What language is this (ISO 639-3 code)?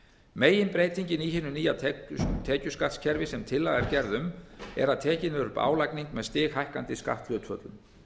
isl